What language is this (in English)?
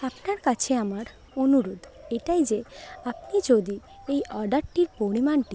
Bangla